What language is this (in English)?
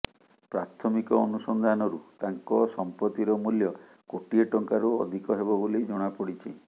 Odia